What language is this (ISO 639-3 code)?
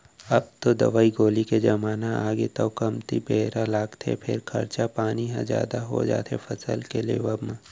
hne